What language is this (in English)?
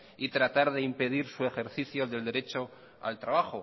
Spanish